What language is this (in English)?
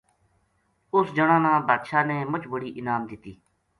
Gujari